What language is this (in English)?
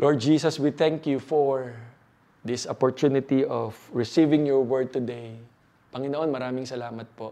Filipino